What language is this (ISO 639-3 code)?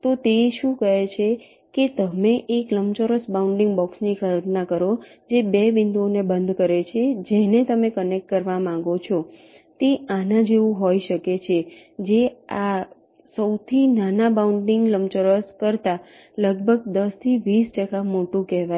guj